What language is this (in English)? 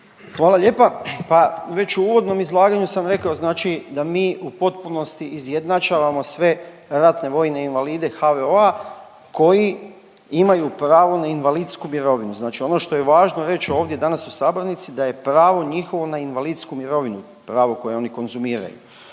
Croatian